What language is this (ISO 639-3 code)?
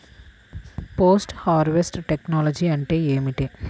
tel